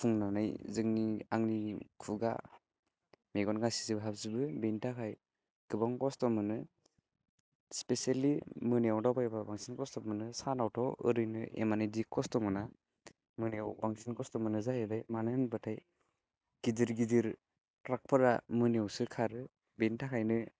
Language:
Bodo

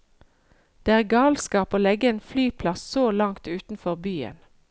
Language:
Norwegian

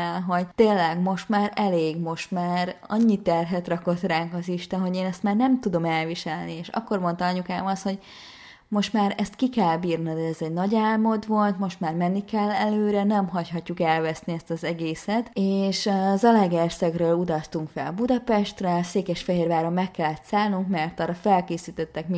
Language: Hungarian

